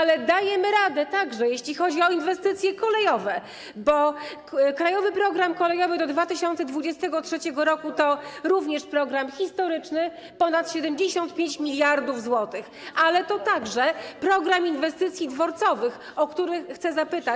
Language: Polish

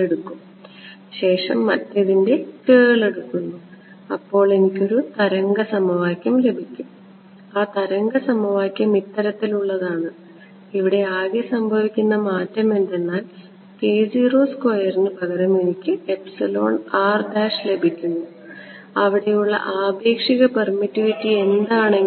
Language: Malayalam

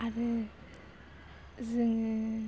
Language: Bodo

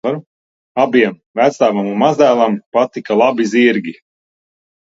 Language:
Latvian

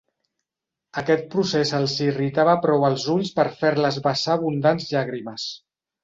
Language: Catalan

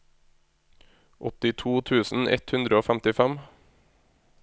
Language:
Norwegian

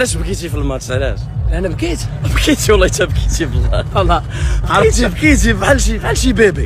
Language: Arabic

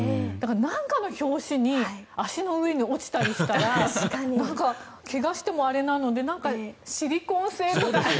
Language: Japanese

